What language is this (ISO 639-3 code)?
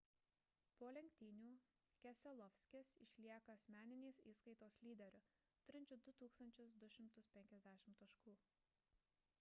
lit